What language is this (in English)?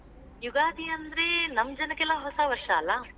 Kannada